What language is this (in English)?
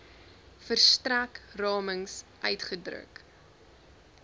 Afrikaans